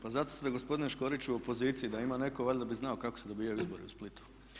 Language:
Croatian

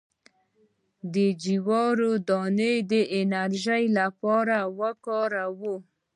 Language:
Pashto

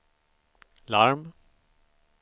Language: Swedish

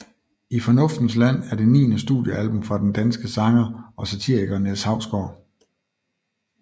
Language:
Danish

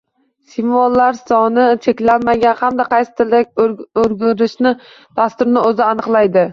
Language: Uzbek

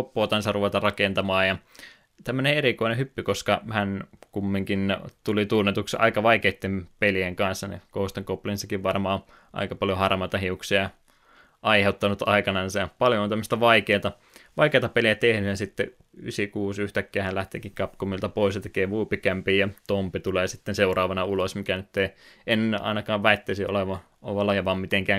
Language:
Finnish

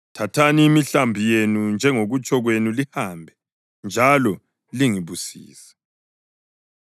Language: North Ndebele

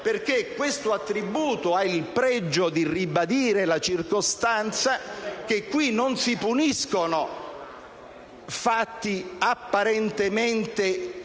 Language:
Italian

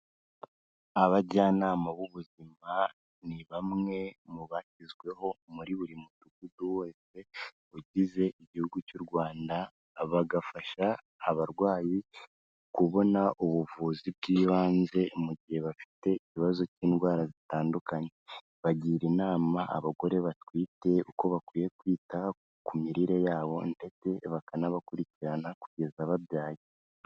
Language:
Kinyarwanda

